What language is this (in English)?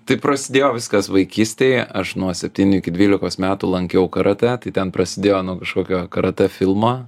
Lithuanian